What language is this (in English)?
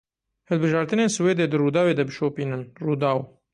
Kurdish